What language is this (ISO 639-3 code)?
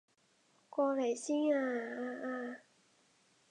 yue